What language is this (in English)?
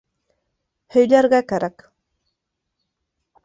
Bashkir